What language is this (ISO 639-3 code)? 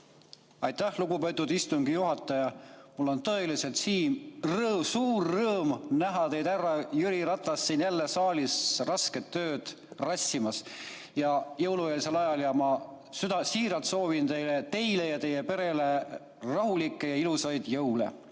est